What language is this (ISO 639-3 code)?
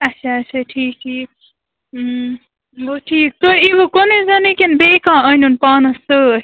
kas